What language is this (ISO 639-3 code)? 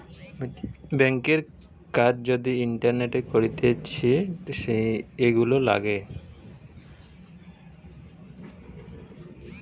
ben